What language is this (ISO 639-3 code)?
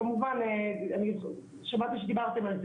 heb